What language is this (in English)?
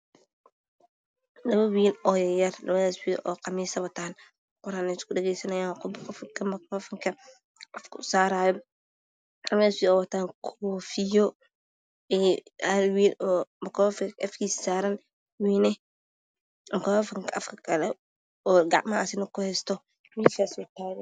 Somali